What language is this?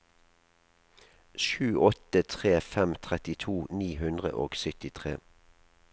Norwegian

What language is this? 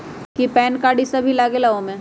Magahi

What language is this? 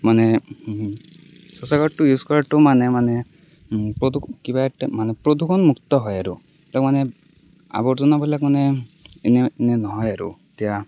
Assamese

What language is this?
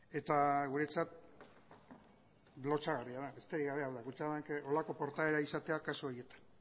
Basque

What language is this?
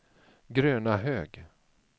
Swedish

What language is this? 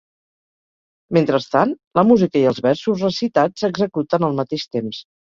Catalan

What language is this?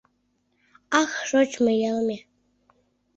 Mari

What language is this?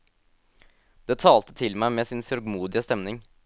Norwegian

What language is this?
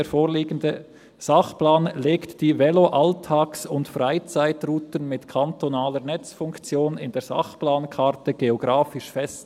Swiss German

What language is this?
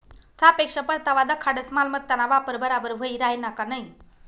Marathi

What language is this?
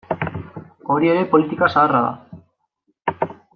Basque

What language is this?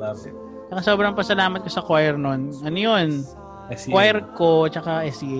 Filipino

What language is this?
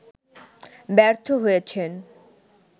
Bangla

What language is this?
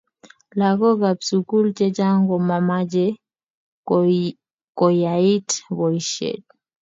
Kalenjin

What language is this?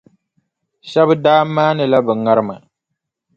Dagbani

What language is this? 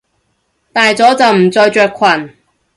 Cantonese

